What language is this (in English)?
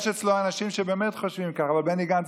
Hebrew